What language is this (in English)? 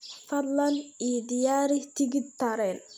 Somali